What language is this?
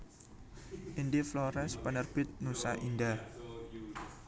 Javanese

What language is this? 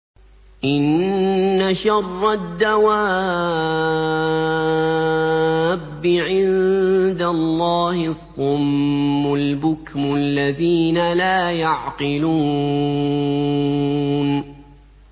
Arabic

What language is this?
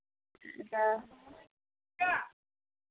Santali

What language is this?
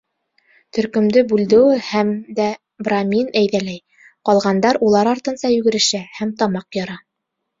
Bashkir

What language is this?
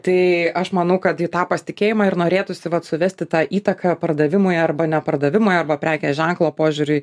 Lithuanian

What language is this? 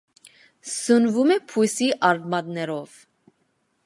Armenian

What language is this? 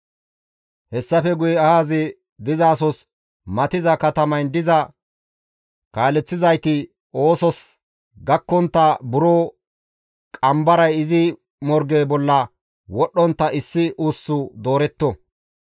Gamo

